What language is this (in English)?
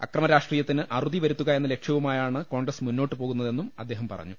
Malayalam